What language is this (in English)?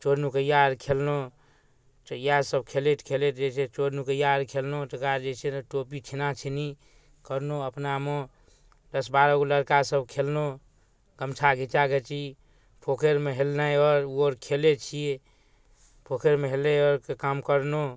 Maithili